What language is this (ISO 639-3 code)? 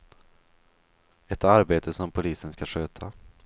swe